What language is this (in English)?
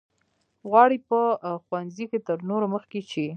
Pashto